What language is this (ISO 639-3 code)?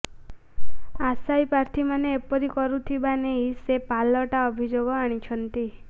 ori